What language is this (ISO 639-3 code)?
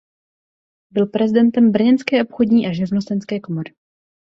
ces